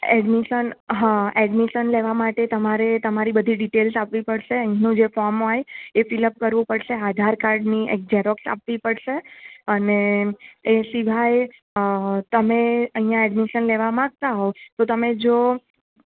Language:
Gujarati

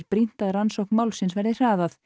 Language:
Icelandic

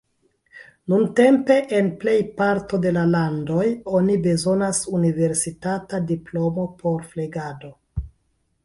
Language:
Esperanto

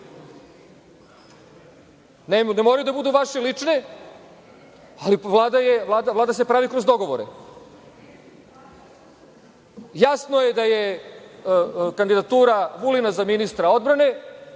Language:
Serbian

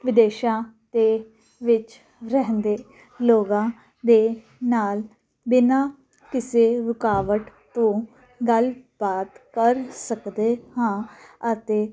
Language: Punjabi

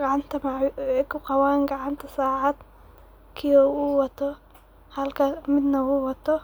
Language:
Somali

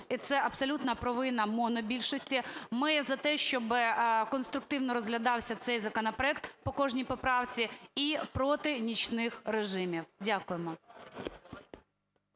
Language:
Ukrainian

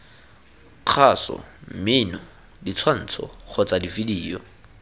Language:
Tswana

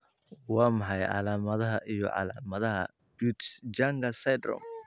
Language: Somali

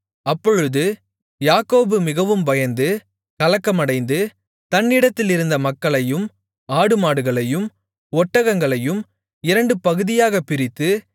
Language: Tamil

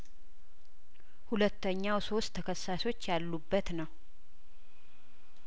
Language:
Amharic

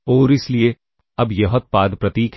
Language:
Hindi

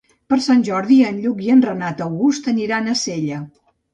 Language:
Catalan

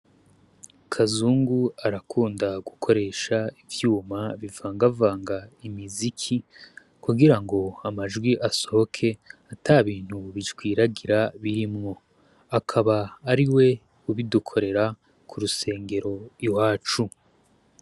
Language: Rundi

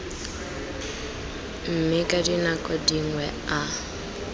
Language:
Tswana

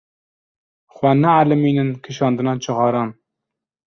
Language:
Kurdish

